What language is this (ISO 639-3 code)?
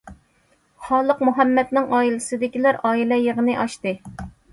uig